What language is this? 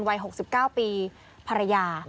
Thai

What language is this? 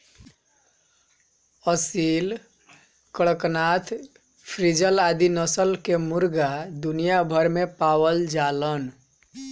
Bhojpuri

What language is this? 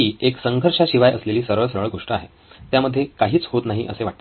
Marathi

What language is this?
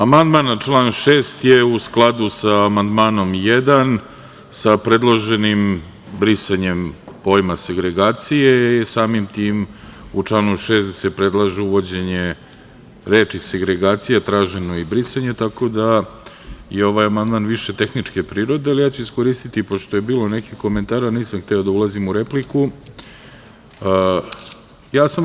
Serbian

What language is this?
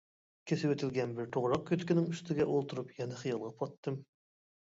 Uyghur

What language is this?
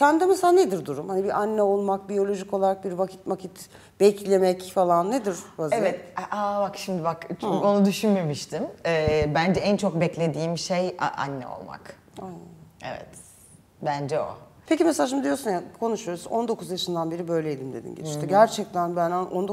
Turkish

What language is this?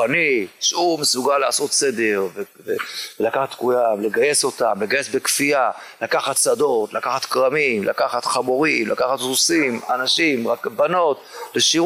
Hebrew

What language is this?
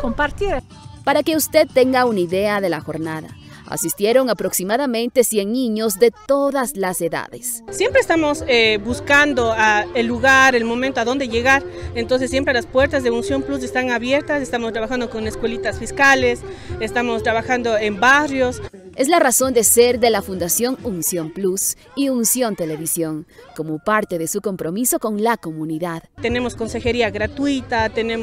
Spanish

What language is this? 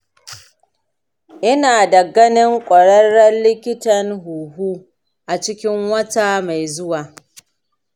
Hausa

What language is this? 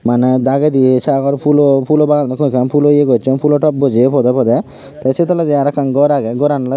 Chakma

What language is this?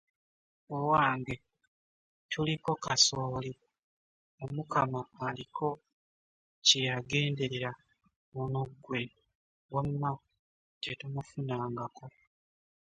Ganda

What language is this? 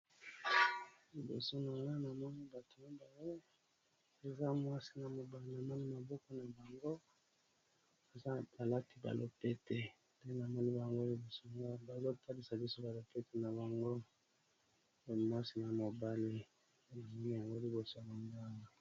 Lingala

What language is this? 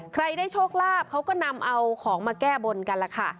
Thai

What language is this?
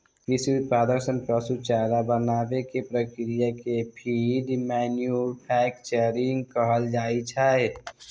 Maithili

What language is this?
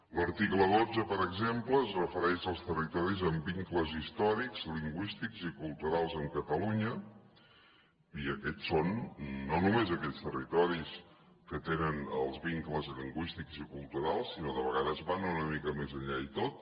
Catalan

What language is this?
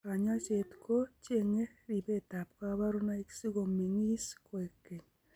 Kalenjin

